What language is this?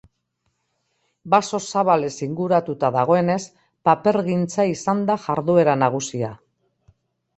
Basque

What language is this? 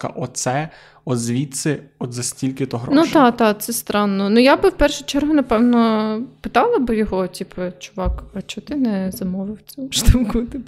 Ukrainian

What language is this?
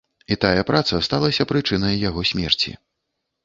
Belarusian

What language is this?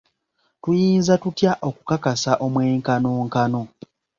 Ganda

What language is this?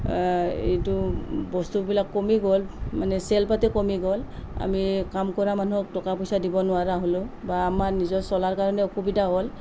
Assamese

